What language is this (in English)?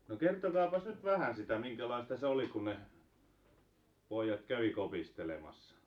Finnish